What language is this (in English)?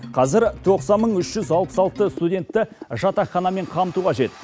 Kazakh